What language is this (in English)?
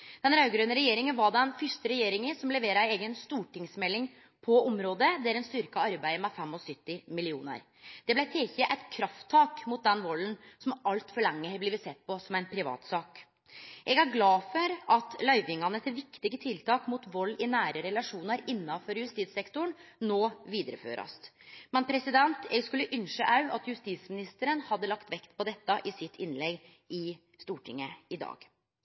Norwegian Nynorsk